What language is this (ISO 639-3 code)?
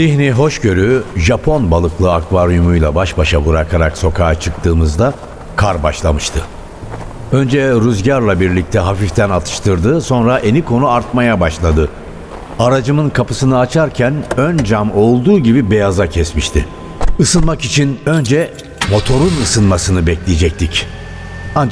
tur